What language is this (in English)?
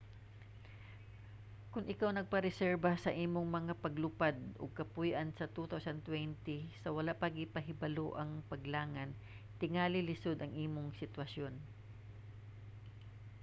Cebuano